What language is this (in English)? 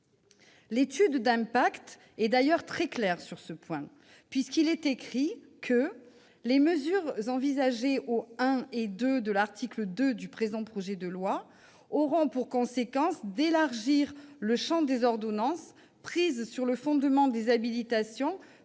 French